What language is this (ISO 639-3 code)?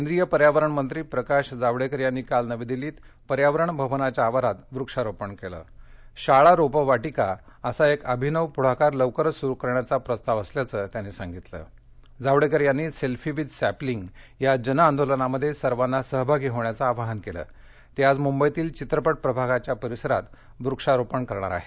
mar